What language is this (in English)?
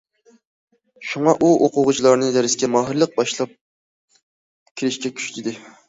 Uyghur